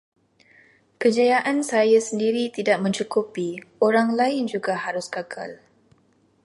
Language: Malay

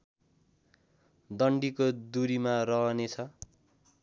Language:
Nepali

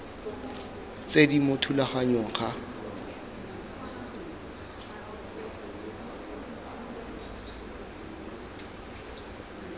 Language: Tswana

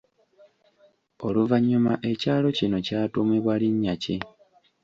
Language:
Ganda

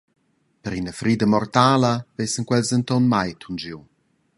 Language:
Romansh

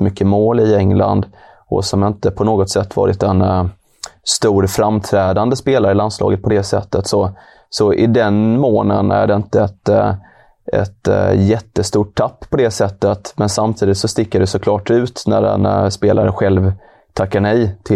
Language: Swedish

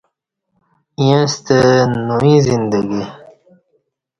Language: Kati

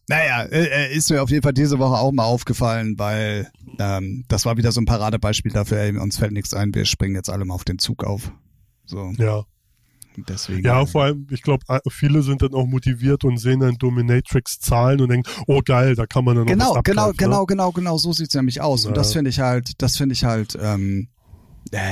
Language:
German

